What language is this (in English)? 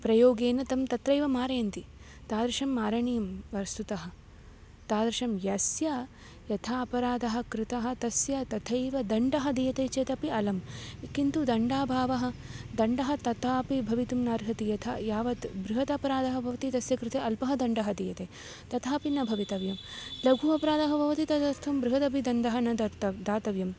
Sanskrit